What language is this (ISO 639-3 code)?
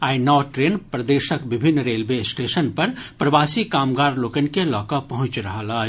mai